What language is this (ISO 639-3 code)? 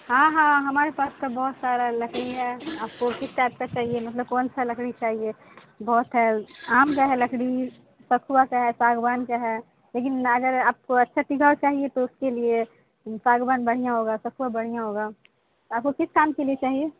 urd